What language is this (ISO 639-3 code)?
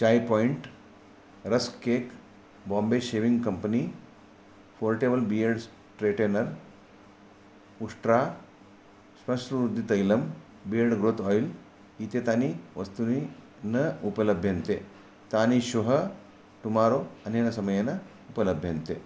san